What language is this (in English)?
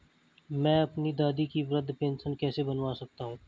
Hindi